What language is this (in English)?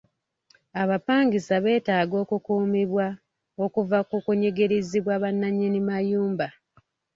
Ganda